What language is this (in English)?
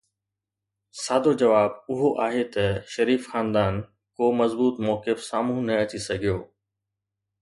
Sindhi